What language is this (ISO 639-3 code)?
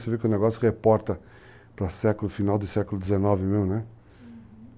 por